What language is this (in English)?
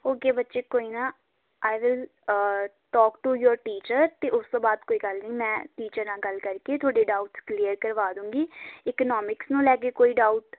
Punjabi